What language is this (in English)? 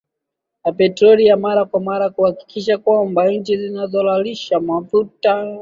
Swahili